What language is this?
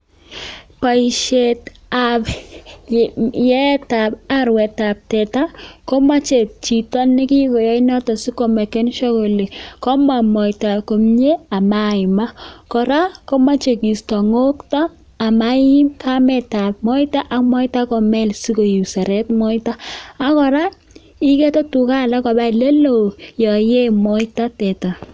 Kalenjin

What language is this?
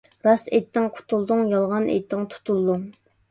Uyghur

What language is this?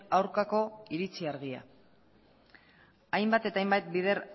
Basque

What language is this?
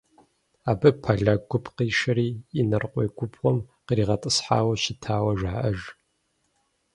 Kabardian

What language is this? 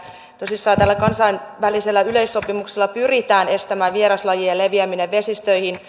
Finnish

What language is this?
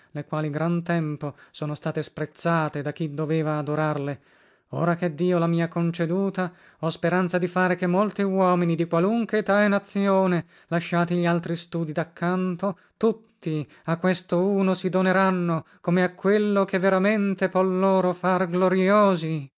Italian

